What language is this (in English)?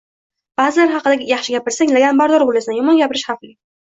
Uzbek